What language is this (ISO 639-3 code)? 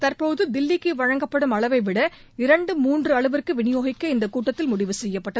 tam